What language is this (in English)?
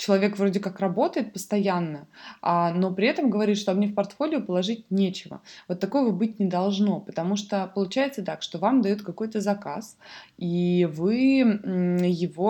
Russian